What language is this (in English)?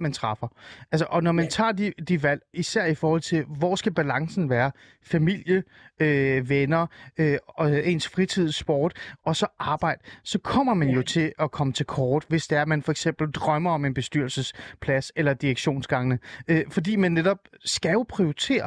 Danish